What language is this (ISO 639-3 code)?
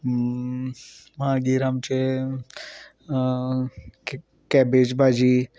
kok